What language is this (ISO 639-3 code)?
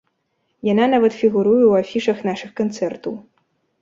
bel